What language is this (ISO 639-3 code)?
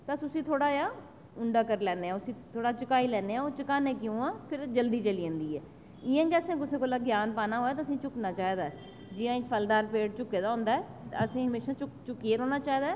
doi